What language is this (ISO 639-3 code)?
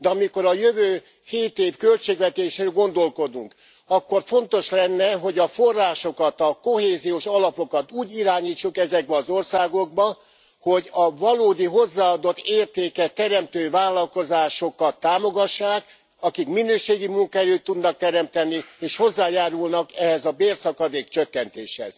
hun